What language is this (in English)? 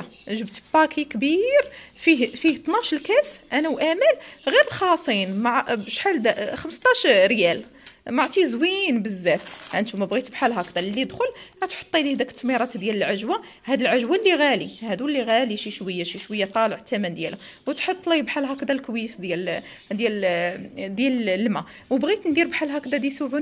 Arabic